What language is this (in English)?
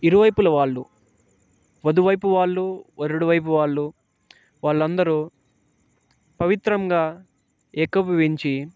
Telugu